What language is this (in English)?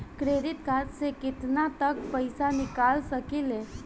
Bhojpuri